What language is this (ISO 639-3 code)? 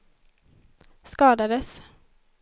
swe